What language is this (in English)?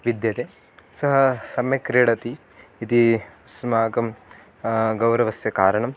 Sanskrit